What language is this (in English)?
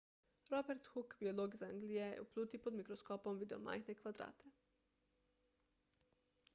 Slovenian